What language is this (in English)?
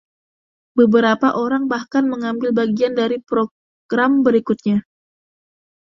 Indonesian